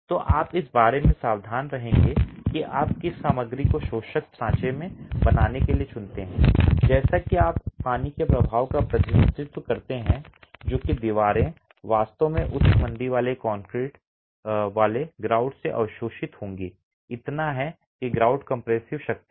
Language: Hindi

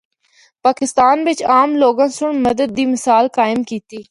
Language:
Northern Hindko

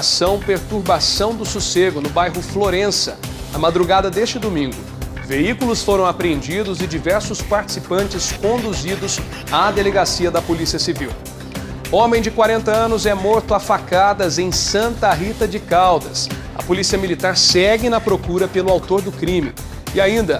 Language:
Portuguese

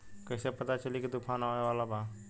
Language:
Bhojpuri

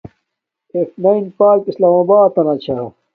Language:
Domaaki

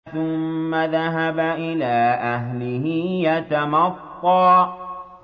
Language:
Arabic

